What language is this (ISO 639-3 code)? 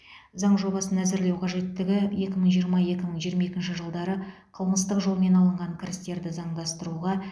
kaz